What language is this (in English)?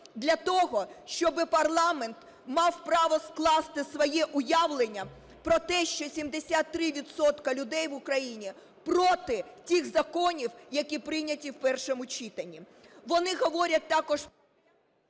Ukrainian